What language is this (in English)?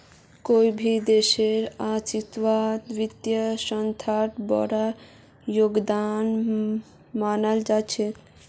Magahi